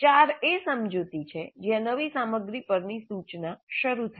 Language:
Gujarati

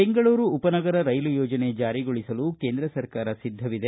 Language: Kannada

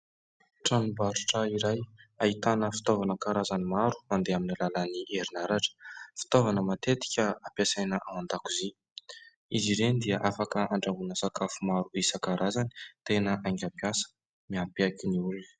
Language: Malagasy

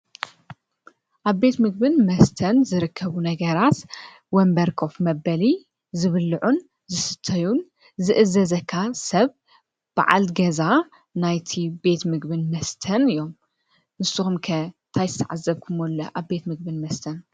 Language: Tigrinya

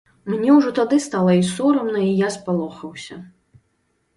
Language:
Belarusian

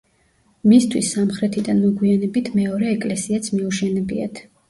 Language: Georgian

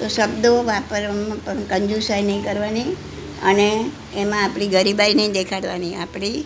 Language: Gujarati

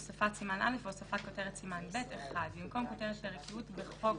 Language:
Hebrew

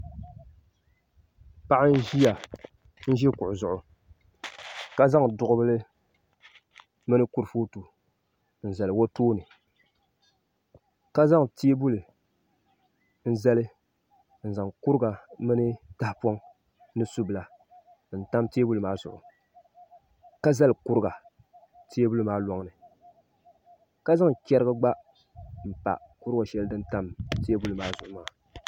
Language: Dagbani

